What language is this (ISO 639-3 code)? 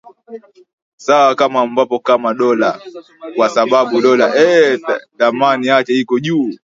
swa